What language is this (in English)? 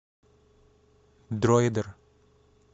Russian